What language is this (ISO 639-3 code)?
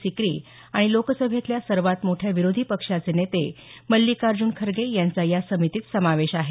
mar